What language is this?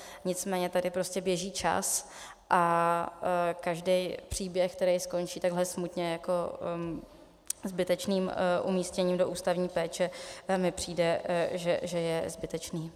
Czech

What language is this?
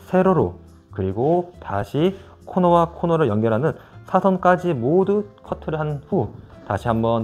Korean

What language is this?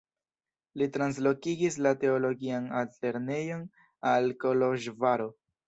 Esperanto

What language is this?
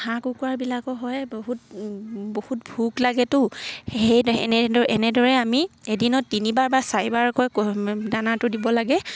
Assamese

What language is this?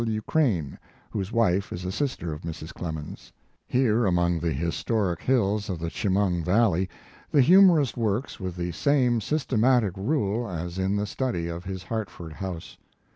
English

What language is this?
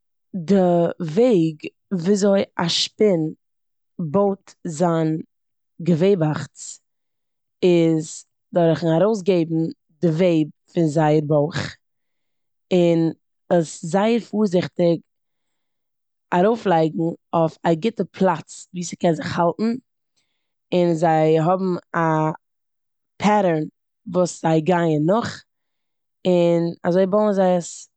Yiddish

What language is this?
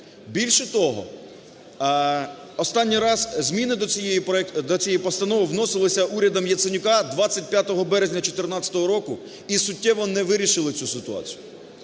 Ukrainian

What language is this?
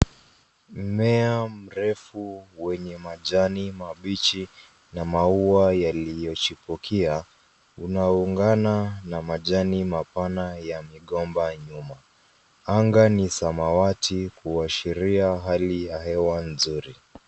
Swahili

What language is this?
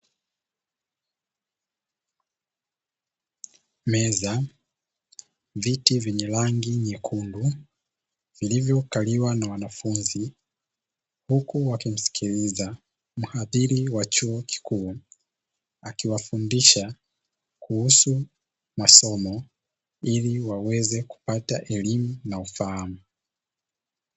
Swahili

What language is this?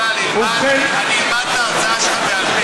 Hebrew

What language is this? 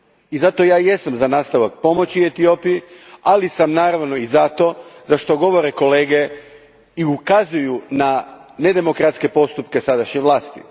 Croatian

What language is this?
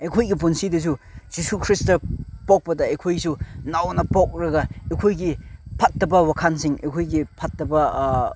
Manipuri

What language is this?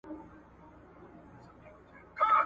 Pashto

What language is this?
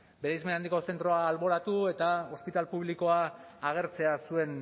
Basque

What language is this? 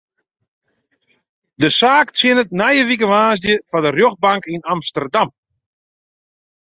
Western Frisian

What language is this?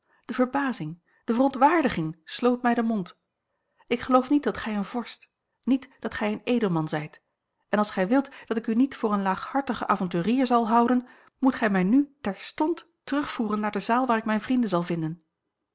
Dutch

